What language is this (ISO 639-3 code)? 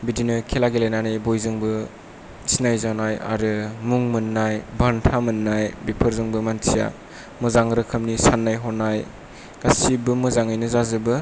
brx